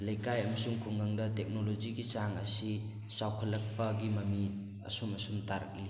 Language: Manipuri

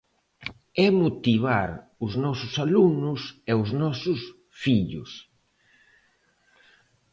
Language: Galician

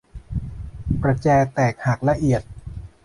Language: Thai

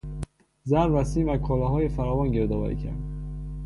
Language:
Persian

